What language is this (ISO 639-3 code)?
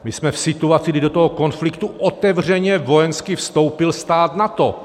ces